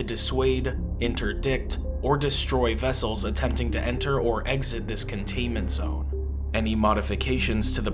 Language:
English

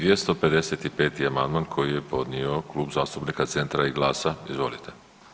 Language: Croatian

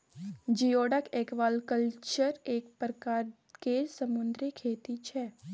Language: Maithili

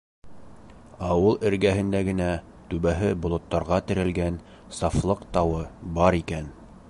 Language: Bashkir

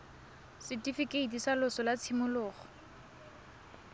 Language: Tswana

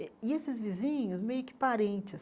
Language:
Portuguese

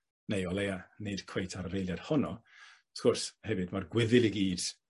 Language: Welsh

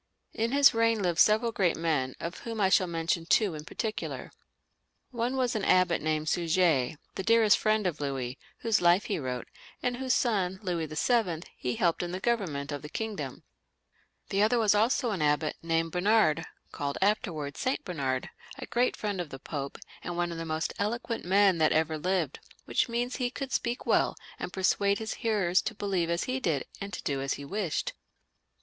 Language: English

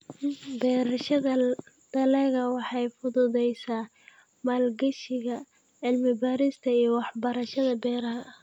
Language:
Somali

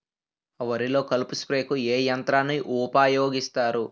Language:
Telugu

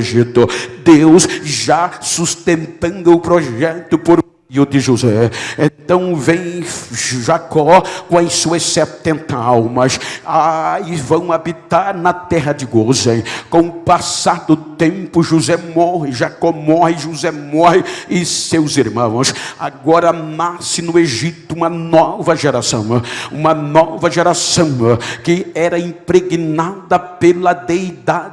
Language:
Portuguese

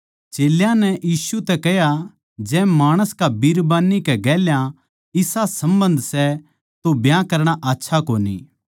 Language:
Haryanvi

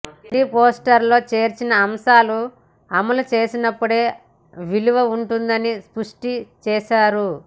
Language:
Telugu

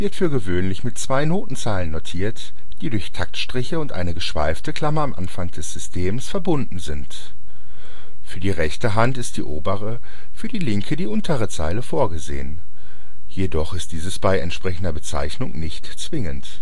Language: German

